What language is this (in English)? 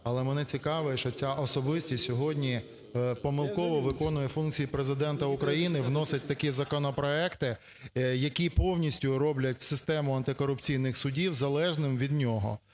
Ukrainian